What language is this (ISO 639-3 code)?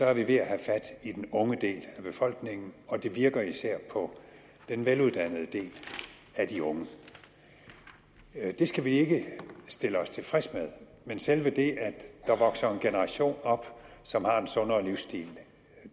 dan